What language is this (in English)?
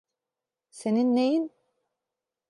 Turkish